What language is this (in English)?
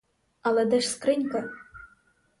Ukrainian